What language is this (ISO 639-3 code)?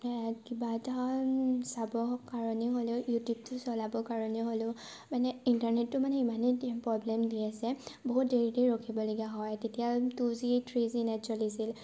asm